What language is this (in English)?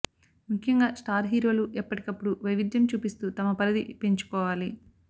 Telugu